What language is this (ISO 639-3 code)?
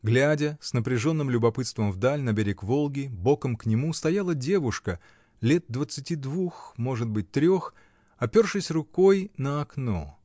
rus